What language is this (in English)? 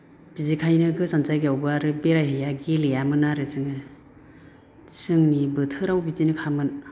Bodo